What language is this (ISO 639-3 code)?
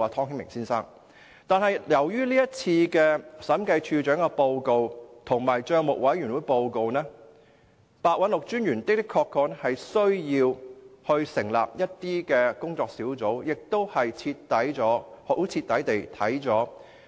yue